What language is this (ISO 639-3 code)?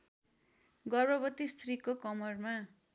nep